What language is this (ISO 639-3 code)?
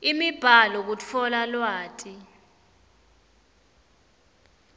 ssw